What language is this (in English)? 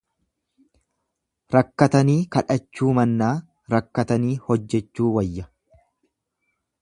Oromo